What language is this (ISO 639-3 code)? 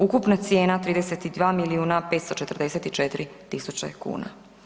hrv